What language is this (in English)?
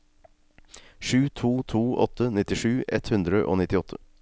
Norwegian